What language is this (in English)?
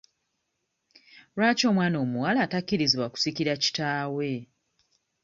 Ganda